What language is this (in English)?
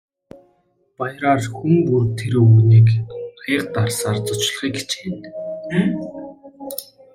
Mongolian